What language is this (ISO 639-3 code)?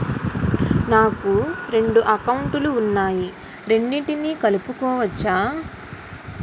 tel